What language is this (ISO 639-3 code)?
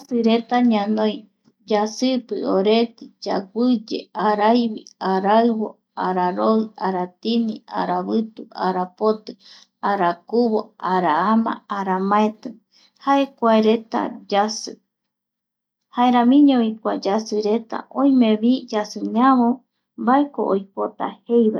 gui